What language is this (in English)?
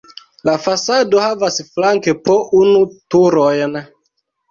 Esperanto